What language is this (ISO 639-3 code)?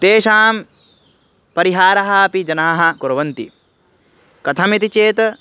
san